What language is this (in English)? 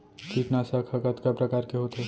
Chhattisgarhi